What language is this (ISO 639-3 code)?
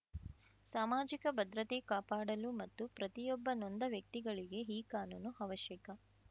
kan